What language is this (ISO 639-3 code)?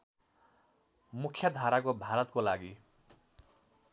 nep